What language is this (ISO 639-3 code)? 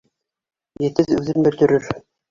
bak